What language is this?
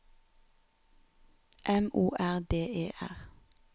Norwegian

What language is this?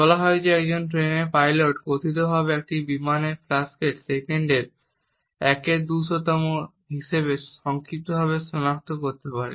Bangla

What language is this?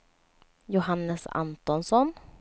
Swedish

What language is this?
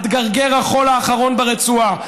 Hebrew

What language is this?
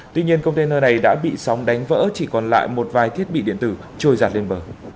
Vietnamese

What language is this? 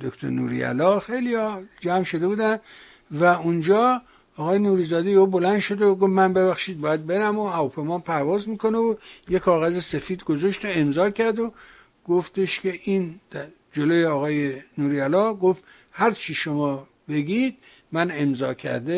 Persian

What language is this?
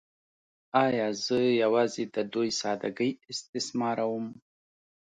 Pashto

